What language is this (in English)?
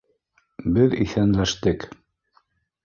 Bashkir